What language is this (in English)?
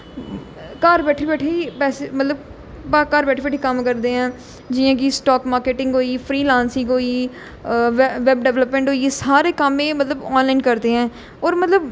Dogri